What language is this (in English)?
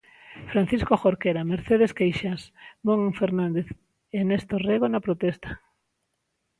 Galician